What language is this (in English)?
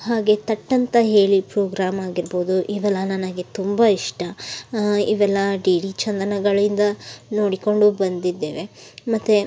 Kannada